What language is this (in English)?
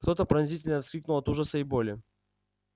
Russian